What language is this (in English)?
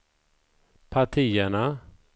Swedish